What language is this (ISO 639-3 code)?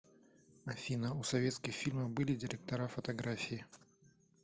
rus